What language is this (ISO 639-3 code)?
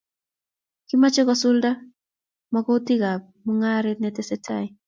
kln